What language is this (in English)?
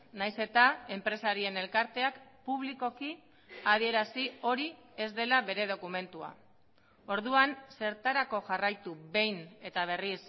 Basque